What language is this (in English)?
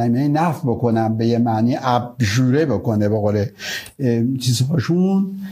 Persian